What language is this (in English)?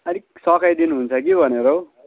Nepali